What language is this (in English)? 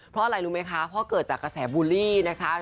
Thai